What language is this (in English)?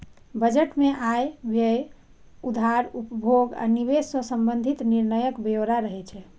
Maithili